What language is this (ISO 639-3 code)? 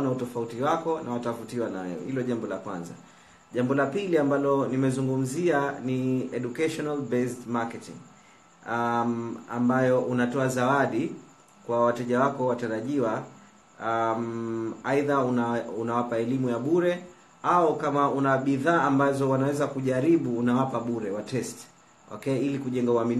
swa